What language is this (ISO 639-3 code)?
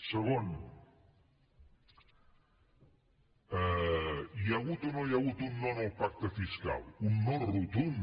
cat